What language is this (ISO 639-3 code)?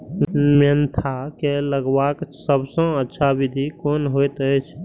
mai